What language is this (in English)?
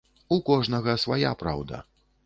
Belarusian